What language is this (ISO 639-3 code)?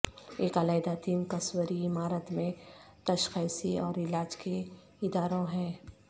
urd